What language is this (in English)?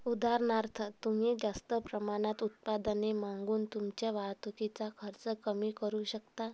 Marathi